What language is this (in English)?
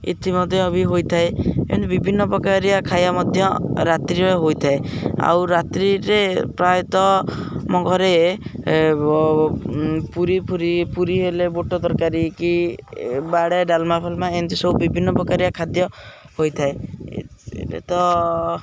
Odia